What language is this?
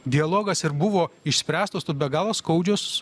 Lithuanian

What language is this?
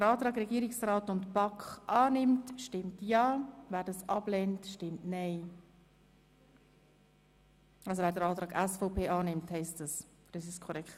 Swiss German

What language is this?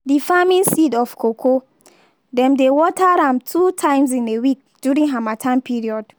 Nigerian Pidgin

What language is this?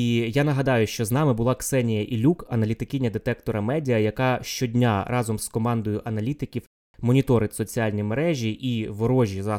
Ukrainian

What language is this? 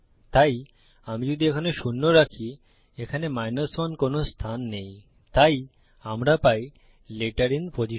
Bangla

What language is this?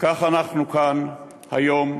Hebrew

